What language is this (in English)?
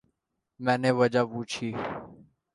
Urdu